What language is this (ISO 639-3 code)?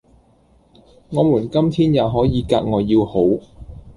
yue